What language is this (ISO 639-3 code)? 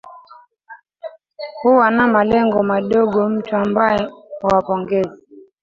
swa